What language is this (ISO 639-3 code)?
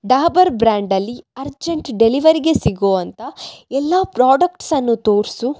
kan